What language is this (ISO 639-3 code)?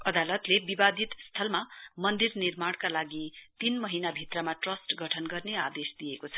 nep